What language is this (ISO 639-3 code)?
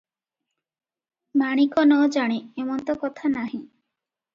ori